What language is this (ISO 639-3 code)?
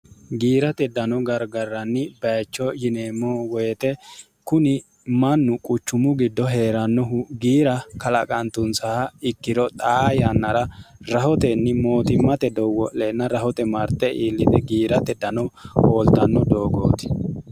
sid